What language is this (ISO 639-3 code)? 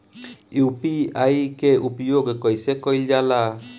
bho